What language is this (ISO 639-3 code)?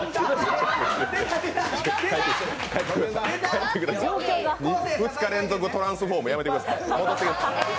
jpn